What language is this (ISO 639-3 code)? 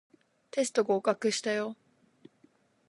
jpn